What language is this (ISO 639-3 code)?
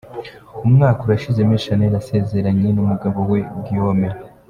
kin